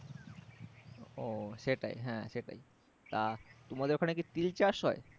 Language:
Bangla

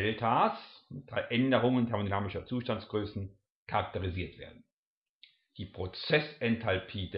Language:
German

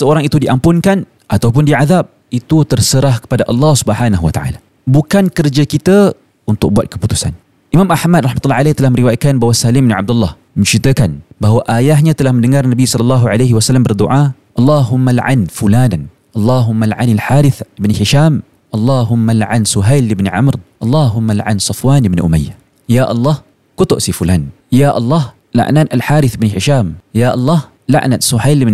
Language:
Malay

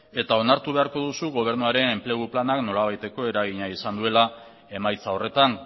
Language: Basque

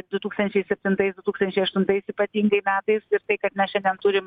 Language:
Lithuanian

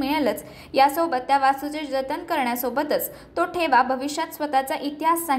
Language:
Arabic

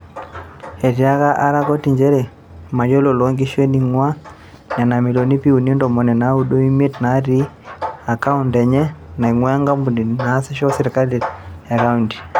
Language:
Masai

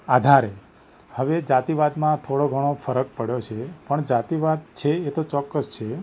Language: Gujarati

